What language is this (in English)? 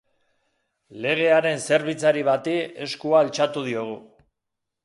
Basque